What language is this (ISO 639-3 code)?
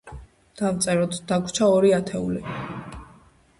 kat